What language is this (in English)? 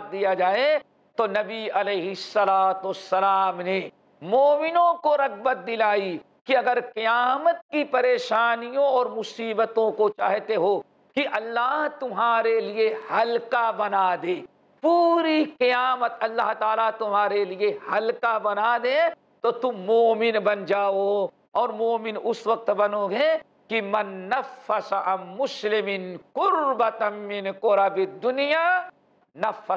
Arabic